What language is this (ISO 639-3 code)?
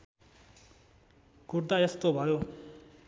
nep